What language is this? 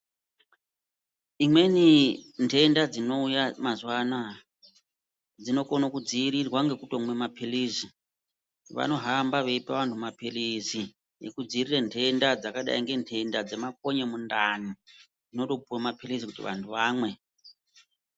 Ndau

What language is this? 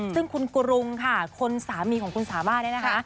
Thai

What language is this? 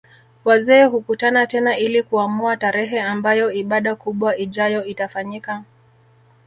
Swahili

